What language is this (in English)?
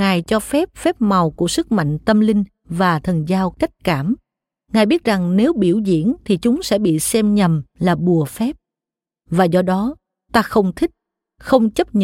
Vietnamese